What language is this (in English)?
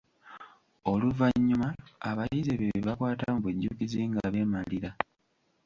Ganda